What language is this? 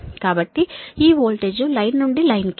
Telugu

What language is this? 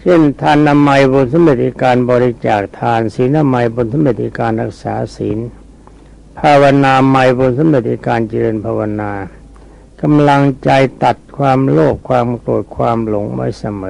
Thai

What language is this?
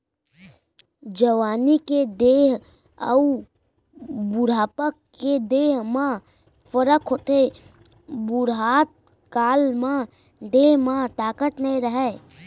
Chhattisgarhi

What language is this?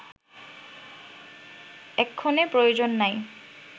Bangla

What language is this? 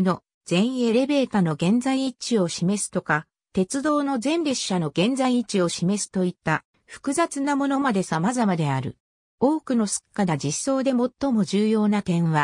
Japanese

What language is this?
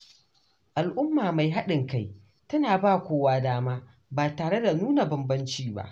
Hausa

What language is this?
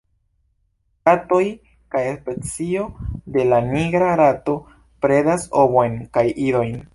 Esperanto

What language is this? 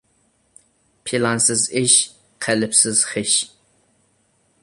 Uyghur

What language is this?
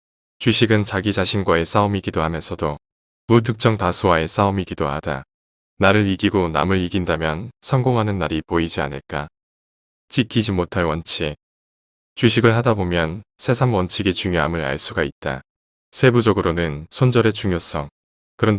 Korean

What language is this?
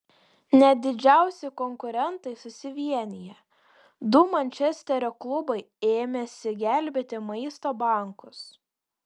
Lithuanian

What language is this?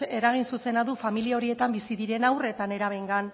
Basque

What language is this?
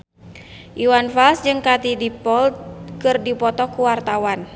Sundanese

